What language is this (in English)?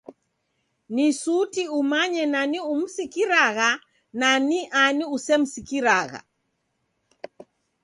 Taita